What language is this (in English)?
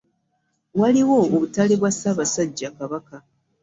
Ganda